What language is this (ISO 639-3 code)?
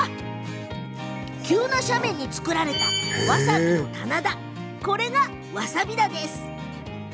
jpn